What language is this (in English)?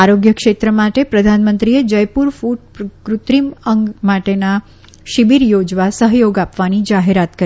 Gujarati